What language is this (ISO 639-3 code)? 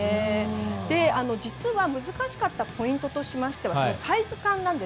jpn